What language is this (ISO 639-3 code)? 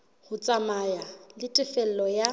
sot